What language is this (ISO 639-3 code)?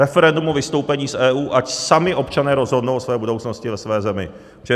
ces